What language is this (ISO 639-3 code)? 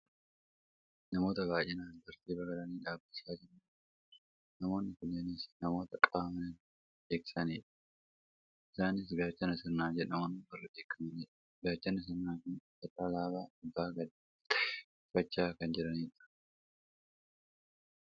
orm